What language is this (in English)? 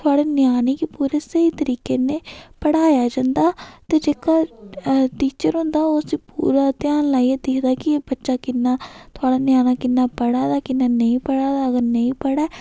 Dogri